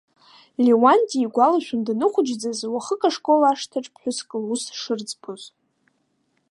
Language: Abkhazian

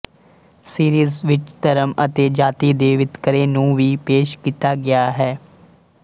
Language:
Punjabi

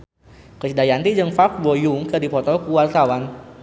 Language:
Sundanese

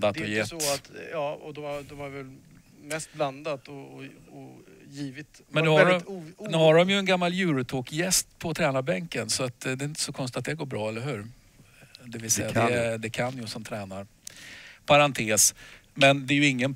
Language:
Swedish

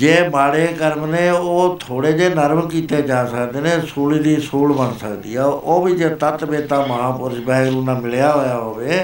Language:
Punjabi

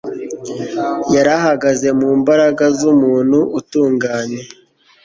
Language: Kinyarwanda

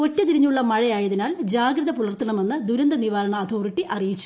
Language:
Malayalam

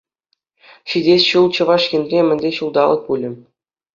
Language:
Chuvash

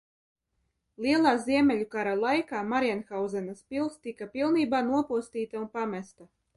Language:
Latvian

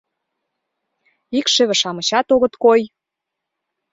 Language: Mari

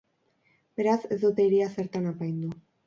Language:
Basque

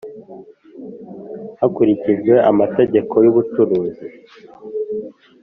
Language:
Kinyarwanda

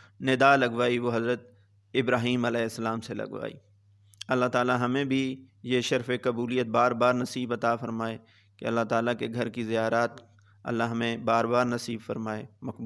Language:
Urdu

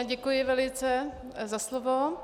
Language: Czech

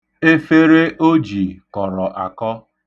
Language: Igbo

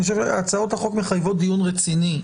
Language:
Hebrew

